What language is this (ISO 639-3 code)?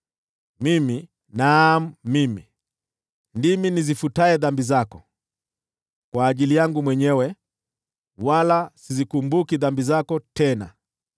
swa